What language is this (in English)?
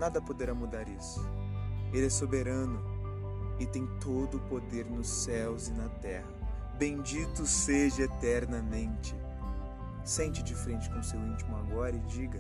Portuguese